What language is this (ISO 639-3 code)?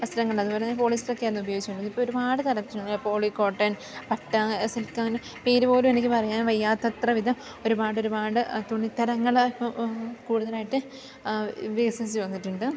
mal